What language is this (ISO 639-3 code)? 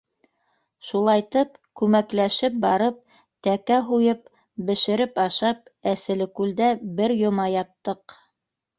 bak